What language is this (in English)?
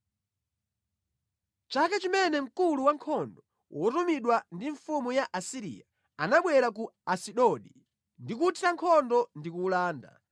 Nyanja